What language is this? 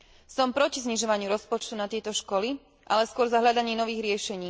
Slovak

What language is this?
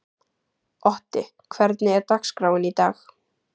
Icelandic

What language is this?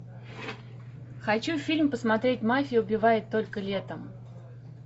Russian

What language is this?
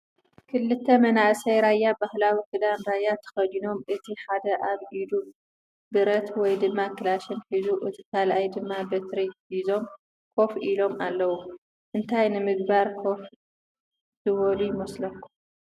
Tigrinya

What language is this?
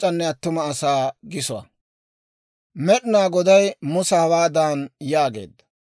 Dawro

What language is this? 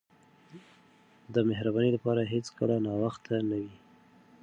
Pashto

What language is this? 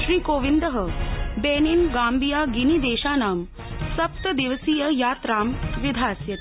Sanskrit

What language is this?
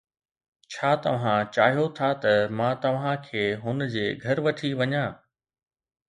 Sindhi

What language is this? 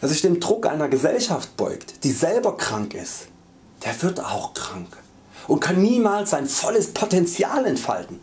German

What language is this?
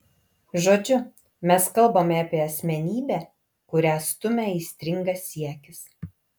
Lithuanian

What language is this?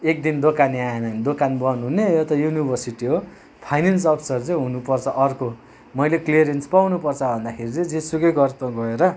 Nepali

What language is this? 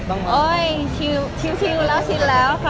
Thai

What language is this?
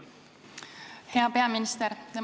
Estonian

